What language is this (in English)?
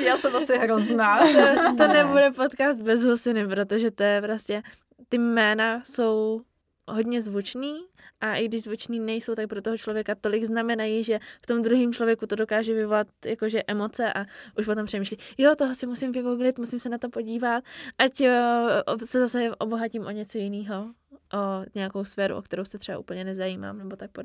Czech